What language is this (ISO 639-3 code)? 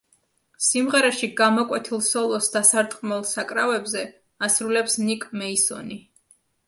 kat